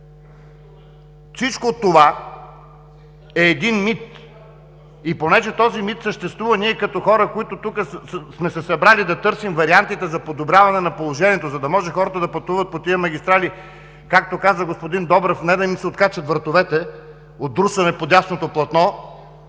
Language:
Bulgarian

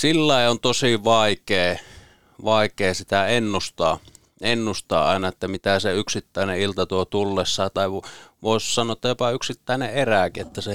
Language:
Finnish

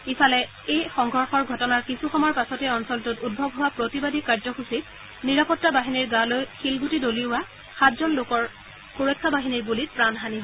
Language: Assamese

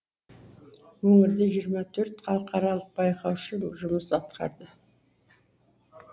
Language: Kazakh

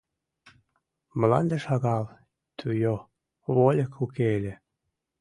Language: Mari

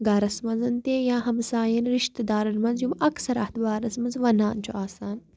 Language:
Kashmiri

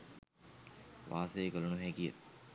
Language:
Sinhala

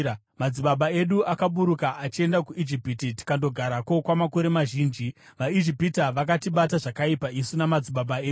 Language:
Shona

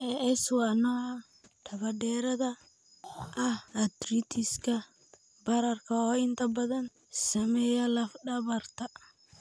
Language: Somali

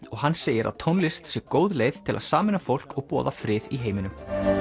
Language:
Icelandic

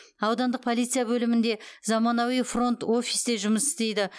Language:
Kazakh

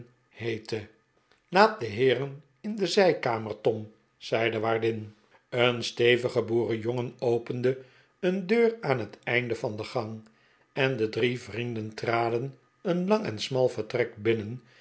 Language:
Dutch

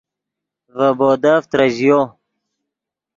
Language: Yidgha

